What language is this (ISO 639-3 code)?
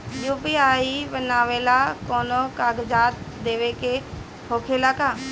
bho